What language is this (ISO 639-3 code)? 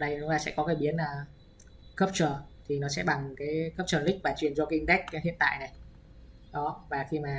vie